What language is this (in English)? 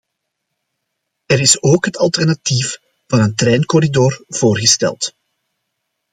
Dutch